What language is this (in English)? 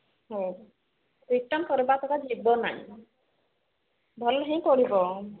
Odia